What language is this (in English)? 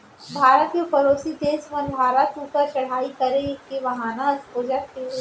Chhattisgarhi